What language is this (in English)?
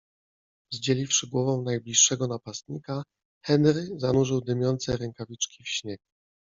Polish